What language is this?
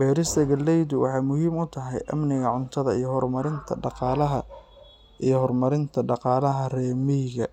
Somali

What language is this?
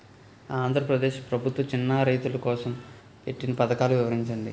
Telugu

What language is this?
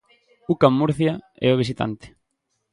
Galician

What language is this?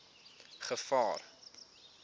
Afrikaans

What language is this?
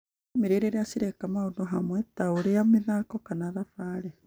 Kikuyu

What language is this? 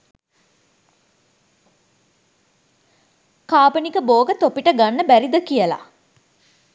Sinhala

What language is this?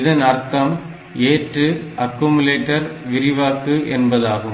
Tamil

